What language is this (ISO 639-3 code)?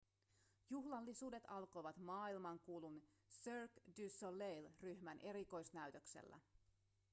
fin